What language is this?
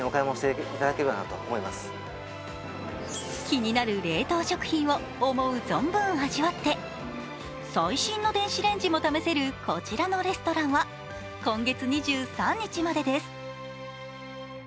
Japanese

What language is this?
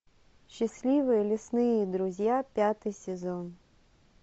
Russian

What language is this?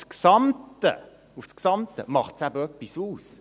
Swiss German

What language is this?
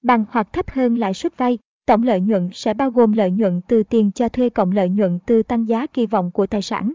Vietnamese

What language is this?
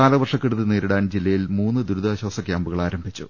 Malayalam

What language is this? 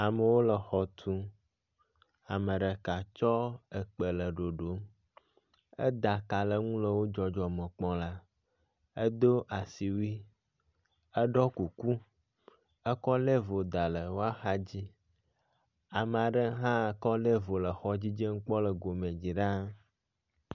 Ewe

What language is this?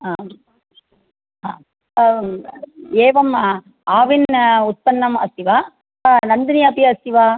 Sanskrit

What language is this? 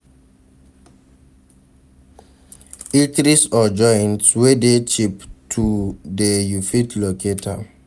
Nigerian Pidgin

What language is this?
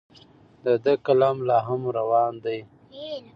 Pashto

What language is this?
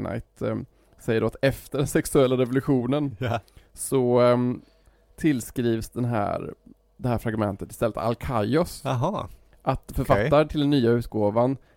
Swedish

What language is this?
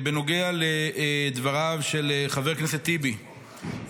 Hebrew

